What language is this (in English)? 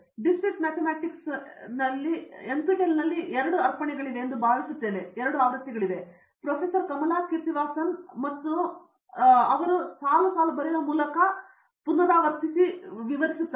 Kannada